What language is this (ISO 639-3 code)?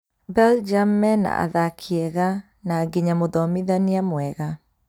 kik